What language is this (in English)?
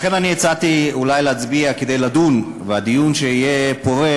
Hebrew